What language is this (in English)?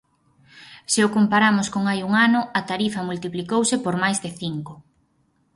Galician